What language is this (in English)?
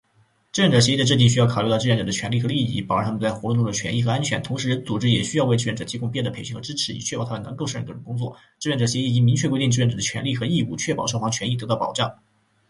Chinese